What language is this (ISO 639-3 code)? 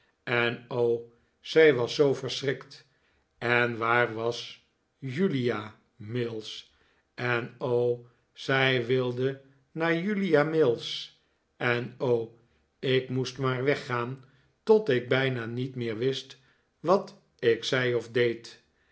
nld